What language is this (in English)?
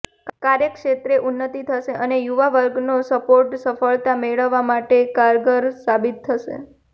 Gujarati